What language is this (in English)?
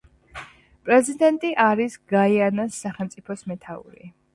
Georgian